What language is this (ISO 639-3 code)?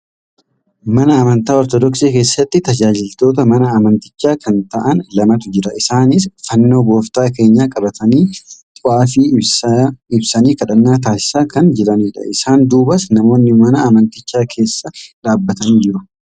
orm